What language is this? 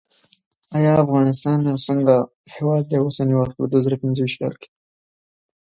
Pashto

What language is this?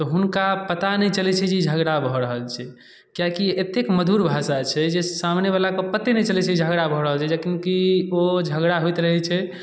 Maithili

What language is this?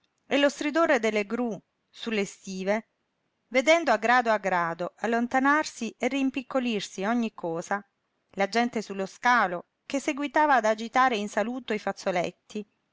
Italian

